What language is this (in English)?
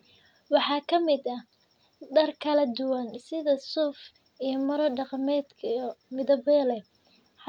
Somali